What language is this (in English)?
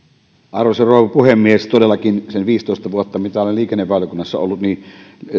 Finnish